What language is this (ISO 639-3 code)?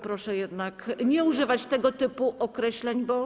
pol